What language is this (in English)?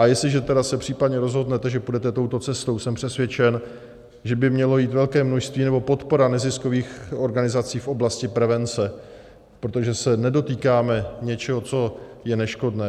Czech